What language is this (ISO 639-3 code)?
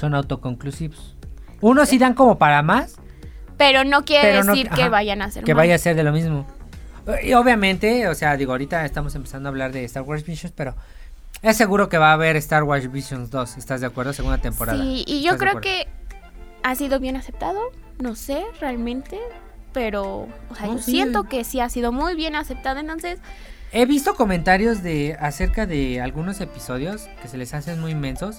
spa